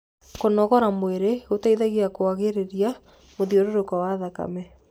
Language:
Kikuyu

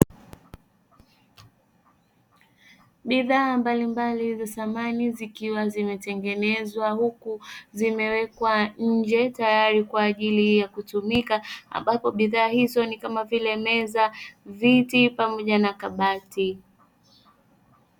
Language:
Swahili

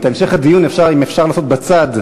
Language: Hebrew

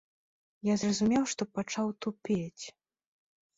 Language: Belarusian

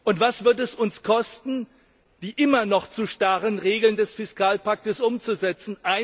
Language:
German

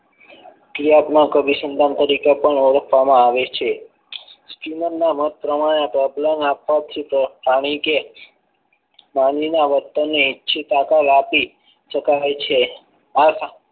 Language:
Gujarati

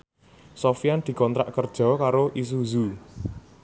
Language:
Javanese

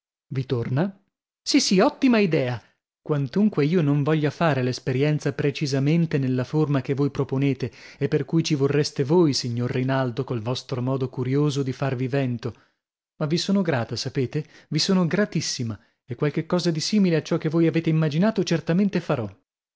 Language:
Italian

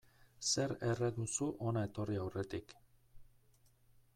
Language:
Basque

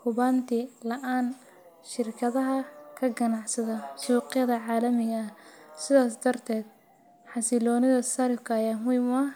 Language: Somali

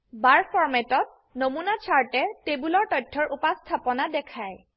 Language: Assamese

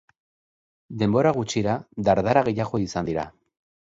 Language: Basque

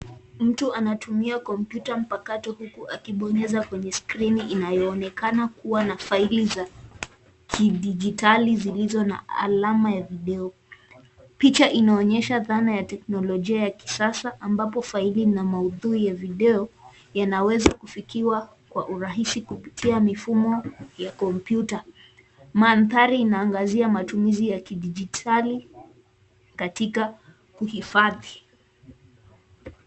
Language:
Swahili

